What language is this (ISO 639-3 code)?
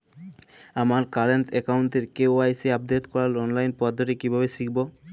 ben